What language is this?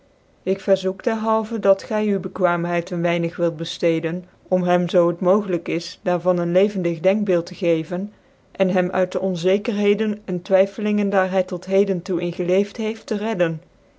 Dutch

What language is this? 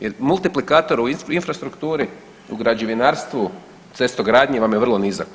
Croatian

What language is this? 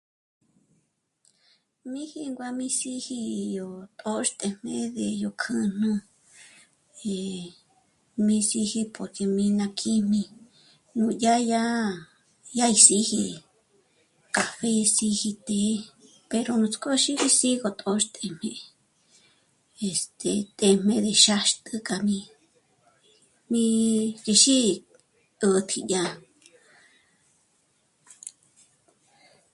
Michoacán Mazahua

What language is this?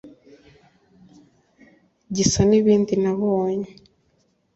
Kinyarwanda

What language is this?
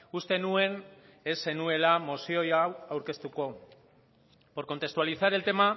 Basque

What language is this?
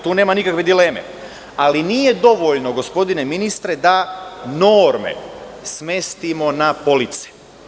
Serbian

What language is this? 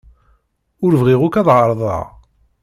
Kabyle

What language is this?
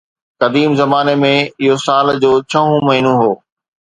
Sindhi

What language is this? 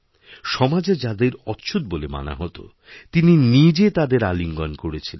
Bangla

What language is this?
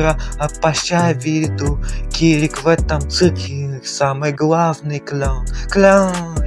Russian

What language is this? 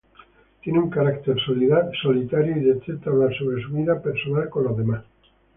Spanish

